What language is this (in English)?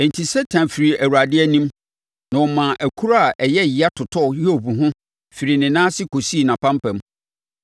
Akan